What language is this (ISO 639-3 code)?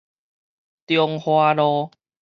nan